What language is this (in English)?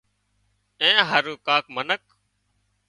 Wadiyara Koli